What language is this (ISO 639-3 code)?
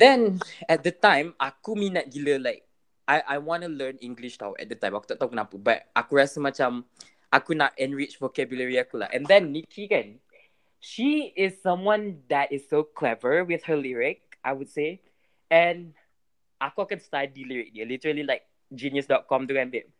msa